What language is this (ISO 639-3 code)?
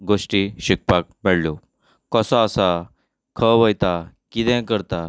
kok